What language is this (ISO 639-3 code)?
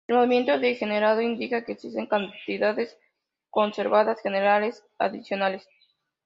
spa